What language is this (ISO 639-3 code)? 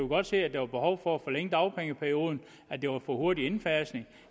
dan